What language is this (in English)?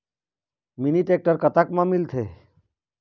Chhattisgarhi